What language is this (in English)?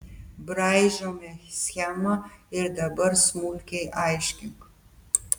Lithuanian